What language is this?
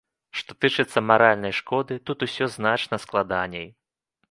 Belarusian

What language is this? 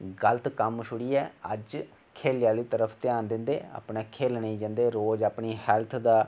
Dogri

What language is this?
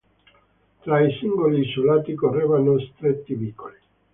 Italian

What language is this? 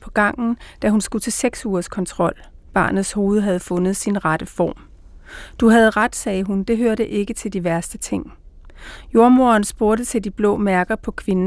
Danish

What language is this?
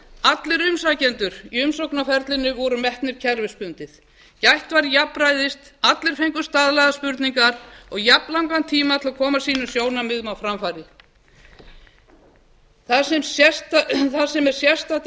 Icelandic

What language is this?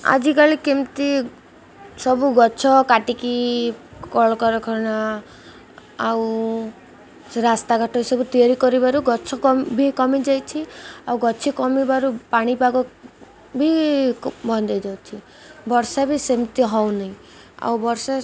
Odia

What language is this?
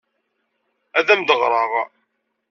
Kabyle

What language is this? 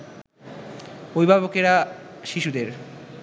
Bangla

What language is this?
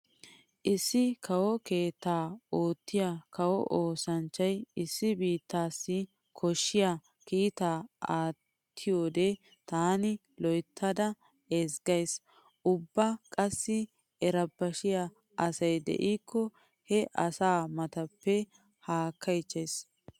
Wolaytta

